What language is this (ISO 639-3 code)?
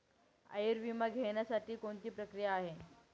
mar